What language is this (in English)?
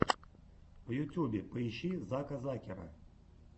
Russian